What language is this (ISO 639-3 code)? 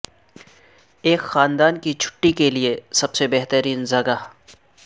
urd